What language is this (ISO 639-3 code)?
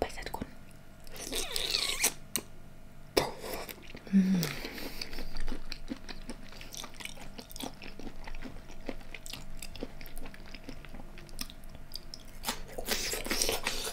tha